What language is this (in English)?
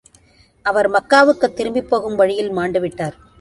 Tamil